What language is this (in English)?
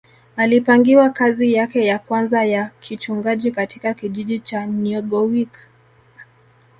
Swahili